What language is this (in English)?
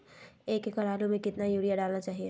Magahi